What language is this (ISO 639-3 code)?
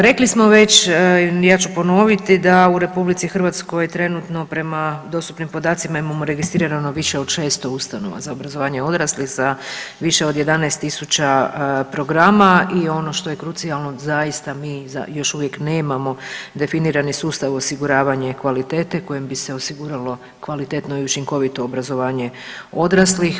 hrv